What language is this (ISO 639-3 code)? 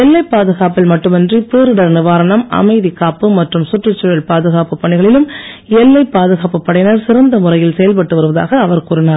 tam